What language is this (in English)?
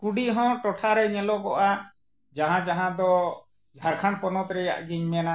Santali